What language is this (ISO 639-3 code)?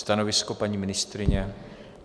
ces